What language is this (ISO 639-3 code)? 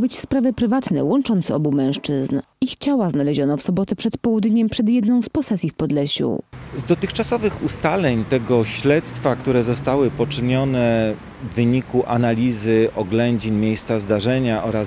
pol